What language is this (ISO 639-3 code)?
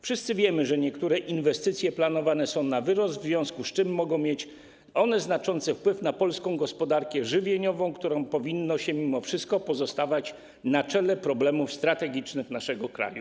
pol